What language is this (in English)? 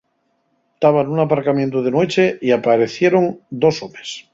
Asturian